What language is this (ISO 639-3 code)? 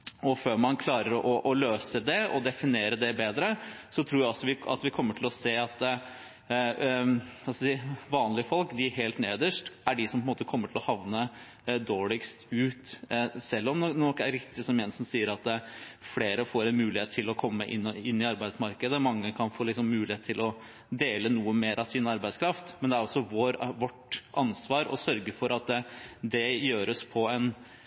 nob